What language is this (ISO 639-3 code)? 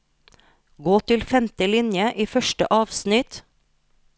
nor